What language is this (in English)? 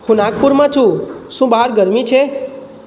Gujarati